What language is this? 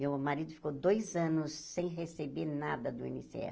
Portuguese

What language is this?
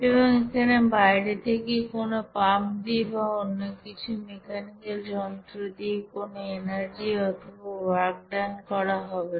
Bangla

